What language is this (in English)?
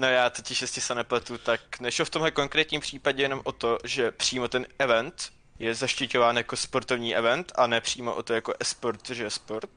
Czech